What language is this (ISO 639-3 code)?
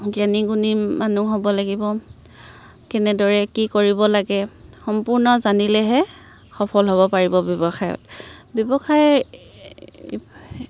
asm